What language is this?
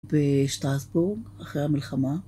Hebrew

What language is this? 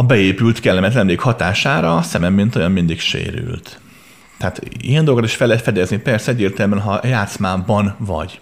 Hungarian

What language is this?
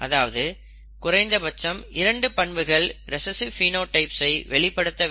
Tamil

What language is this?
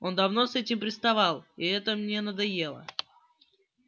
Russian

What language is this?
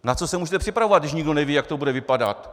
Czech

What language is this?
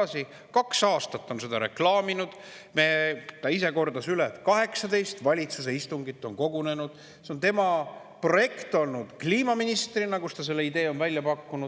Estonian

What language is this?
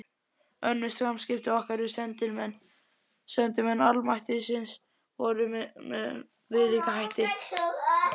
Icelandic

